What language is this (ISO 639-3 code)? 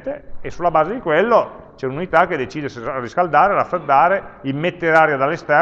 ita